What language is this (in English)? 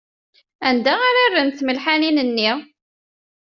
Kabyle